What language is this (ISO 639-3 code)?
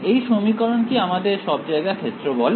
ben